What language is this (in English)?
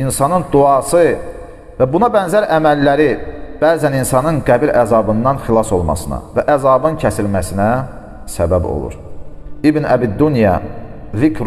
Turkish